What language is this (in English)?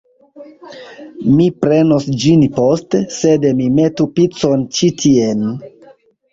Esperanto